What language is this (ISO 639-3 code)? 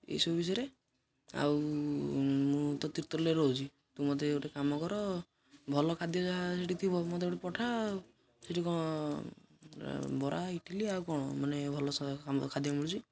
ori